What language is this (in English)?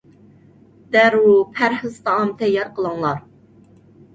Uyghur